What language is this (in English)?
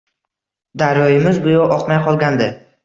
Uzbek